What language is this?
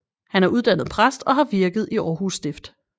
Danish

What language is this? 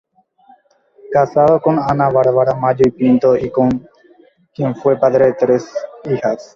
Spanish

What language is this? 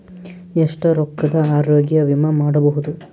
Kannada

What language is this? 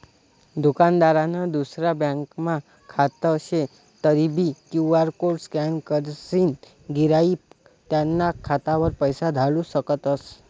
Marathi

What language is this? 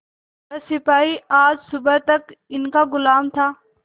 Hindi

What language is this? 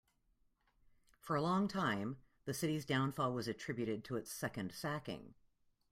English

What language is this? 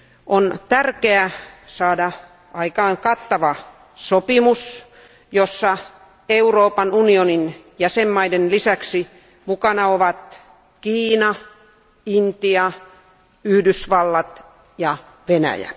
Finnish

